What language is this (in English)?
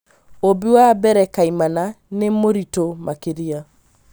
Kikuyu